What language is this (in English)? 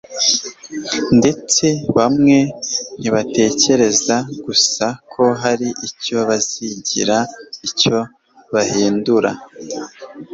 Kinyarwanda